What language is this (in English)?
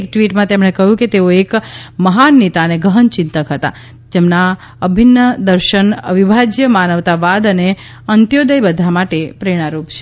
Gujarati